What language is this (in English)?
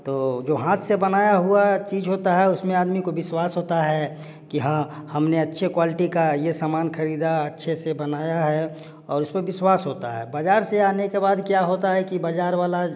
Hindi